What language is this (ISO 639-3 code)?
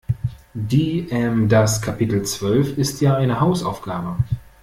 deu